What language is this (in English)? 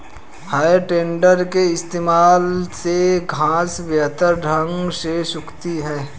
Hindi